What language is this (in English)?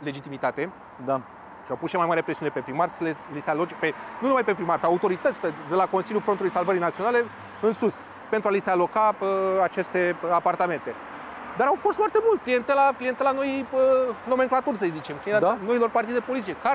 Romanian